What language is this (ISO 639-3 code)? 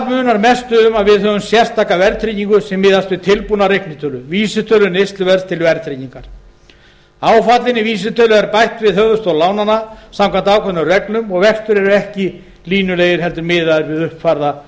isl